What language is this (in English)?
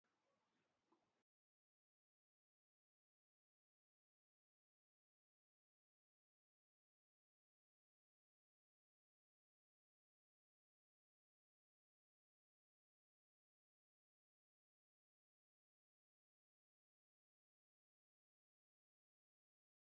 Pashto